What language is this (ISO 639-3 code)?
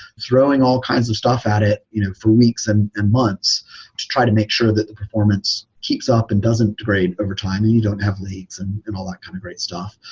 eng